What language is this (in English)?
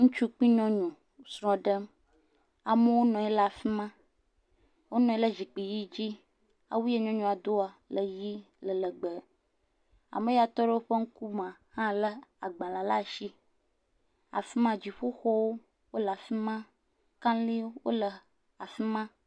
Ewe